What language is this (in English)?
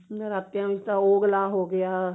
Punjabi